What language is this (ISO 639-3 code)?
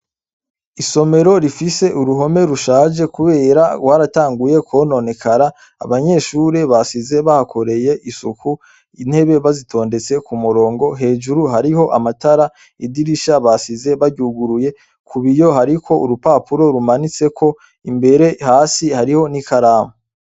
run